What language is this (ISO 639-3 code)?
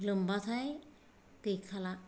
brx